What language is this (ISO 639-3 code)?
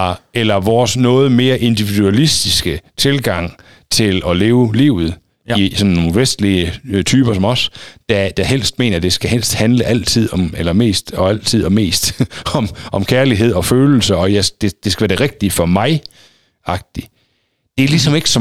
dan